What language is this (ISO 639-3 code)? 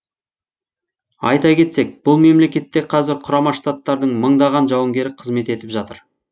kaz